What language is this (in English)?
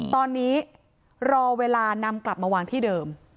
Thai